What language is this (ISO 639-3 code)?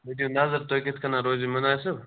kas